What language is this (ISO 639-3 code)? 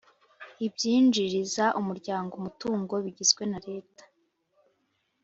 kin